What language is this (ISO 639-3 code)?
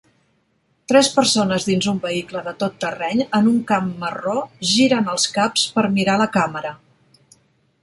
cat